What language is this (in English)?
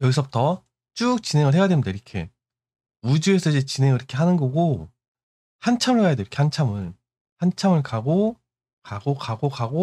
Korean